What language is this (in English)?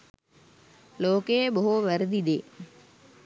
Sinhala